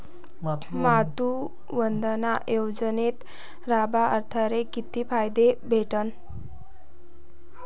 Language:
Marathi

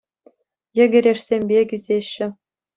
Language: Chuvash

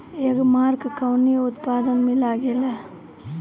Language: Bhojpuri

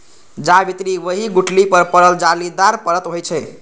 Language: Maithili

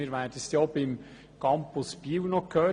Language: Swiss German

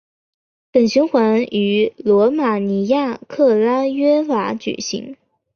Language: Chinese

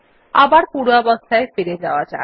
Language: Bangla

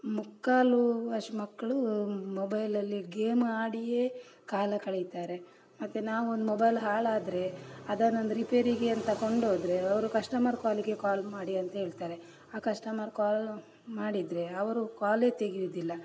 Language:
Kannada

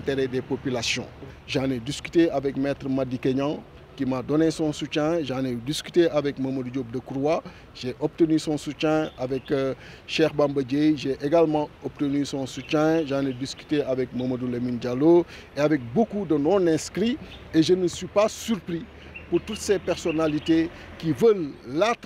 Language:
French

